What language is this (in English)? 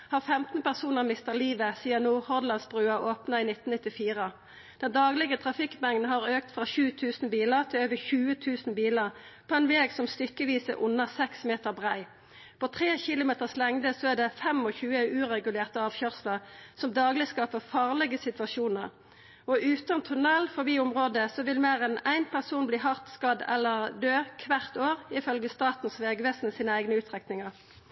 Norwegian Nynorsk